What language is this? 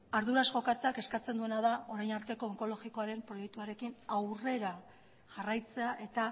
Basque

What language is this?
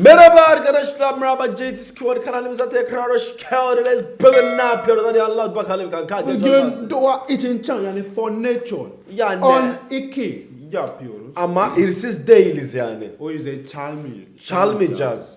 Turkish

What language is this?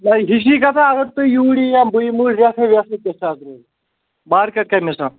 Kashmiri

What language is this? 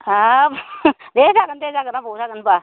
Bodo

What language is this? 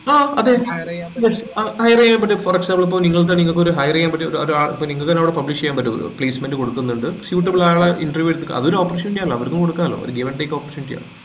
Malayalam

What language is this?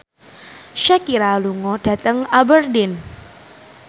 Javanese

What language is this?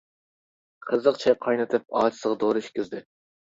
Uyghur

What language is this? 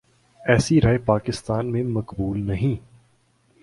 Urdu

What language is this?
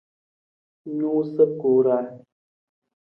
Nawdm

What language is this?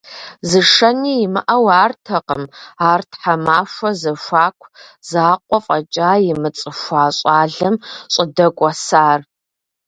Kabardian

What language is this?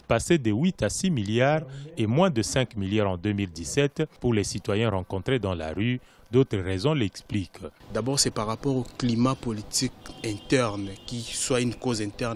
French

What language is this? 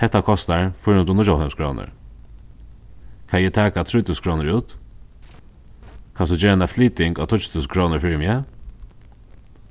Faroese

